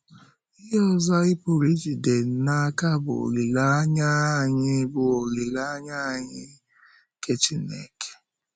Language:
Igbo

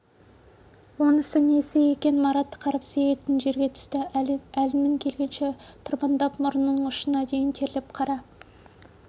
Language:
Kazakh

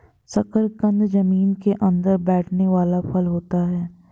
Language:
Hindi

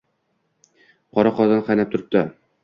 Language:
Uzbek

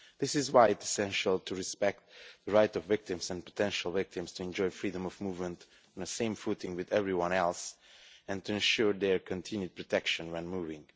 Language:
English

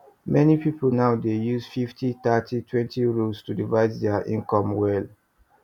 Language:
Nigerian Pidgin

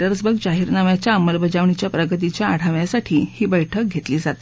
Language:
Marathi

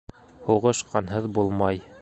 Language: Bashkir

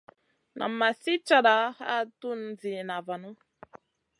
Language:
Masana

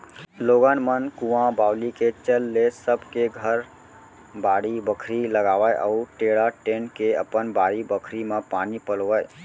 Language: Chhattisgarhi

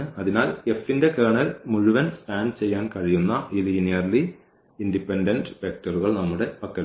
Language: Malayalam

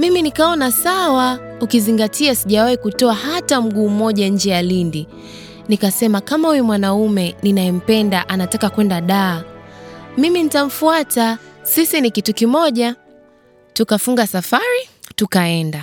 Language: Swahili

